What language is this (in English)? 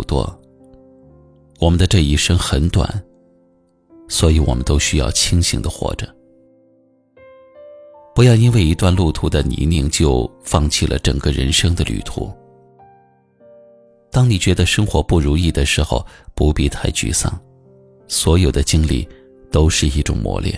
Chinese